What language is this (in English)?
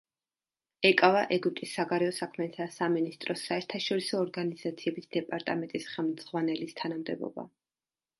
Georgian